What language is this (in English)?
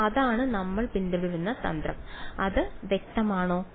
Malayalam